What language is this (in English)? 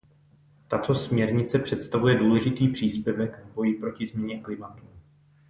Czech